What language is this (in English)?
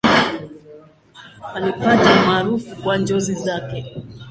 Swahili